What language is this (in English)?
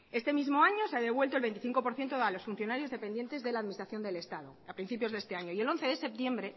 Spanish